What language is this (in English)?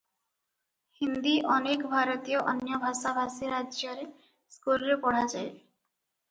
Odia